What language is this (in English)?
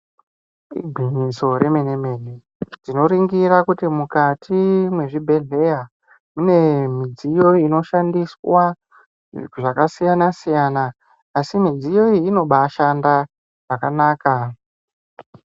Ndau